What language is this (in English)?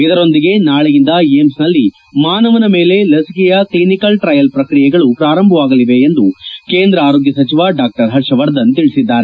Kannada